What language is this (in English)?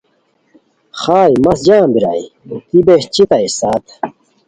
Khowar